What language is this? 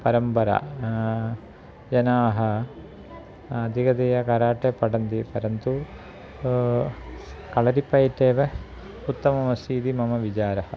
Sanskrit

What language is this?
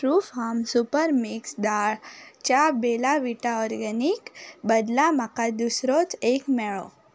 Konkani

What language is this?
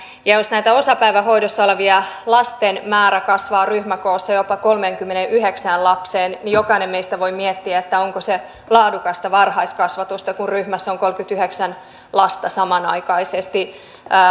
Finnish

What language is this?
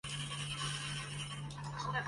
Chinese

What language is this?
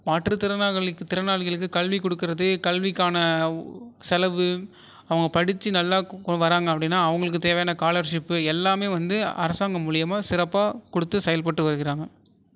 Tamil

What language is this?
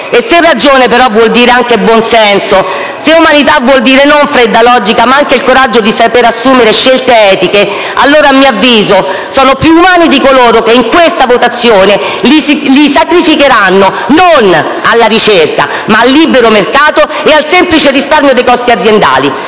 Italian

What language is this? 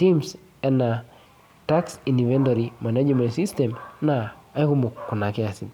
Masai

